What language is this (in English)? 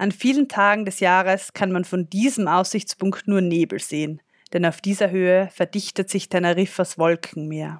German